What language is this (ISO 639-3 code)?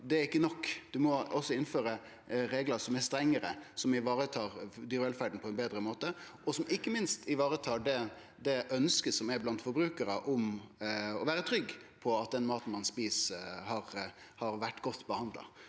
nor